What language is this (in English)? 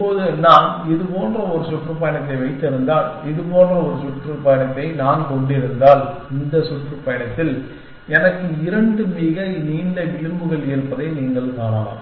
Tamil